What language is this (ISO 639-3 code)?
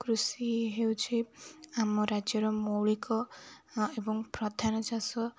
ori